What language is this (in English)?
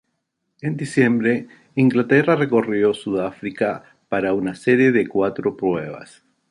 Spanish